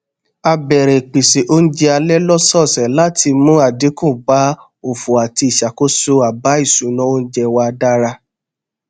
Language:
Yoruba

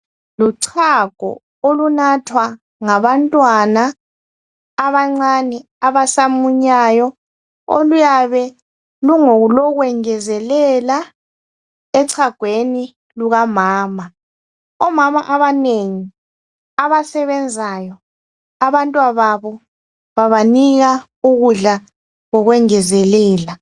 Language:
North Ndebele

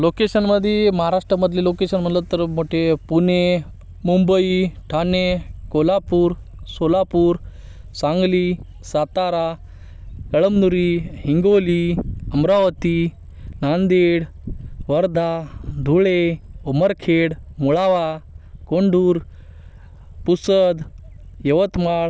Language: Marathi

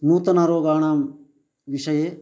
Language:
Sanskrit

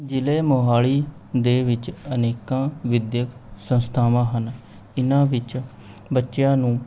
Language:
Punjabi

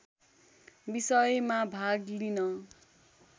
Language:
Nepali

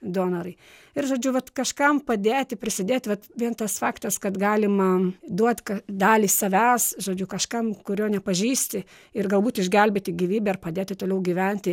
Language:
Lithuanian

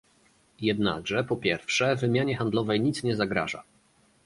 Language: Polish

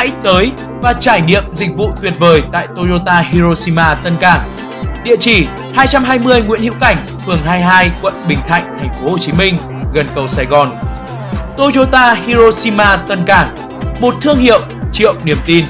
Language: Vietnamese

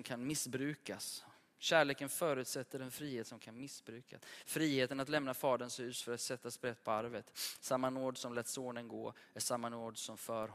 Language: Swedish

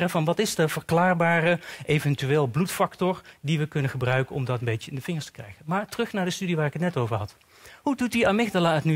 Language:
Dutch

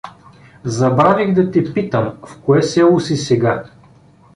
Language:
Bulgarian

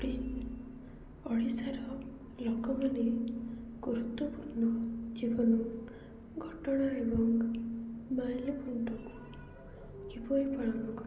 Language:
Odia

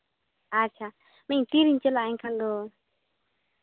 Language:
Santali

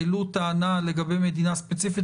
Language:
Hebrew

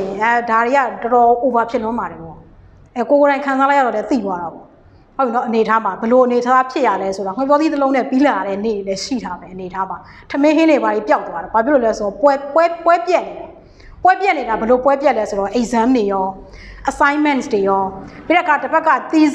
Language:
Thai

